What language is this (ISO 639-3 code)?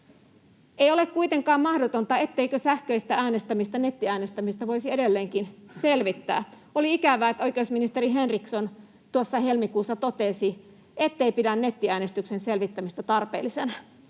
fin